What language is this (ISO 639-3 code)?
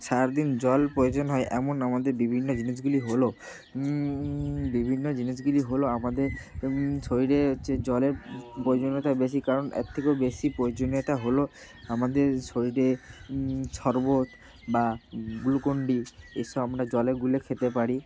ben